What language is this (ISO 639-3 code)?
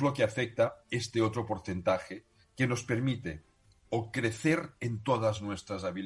spa